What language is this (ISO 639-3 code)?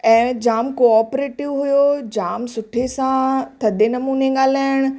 snd